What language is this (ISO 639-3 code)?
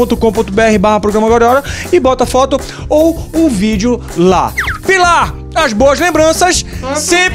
por